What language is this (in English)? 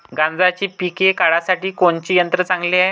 Marathi